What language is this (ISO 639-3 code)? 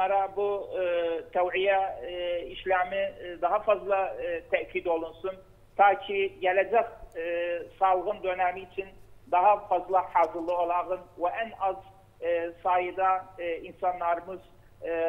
tur